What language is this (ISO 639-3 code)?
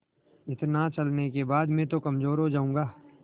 hin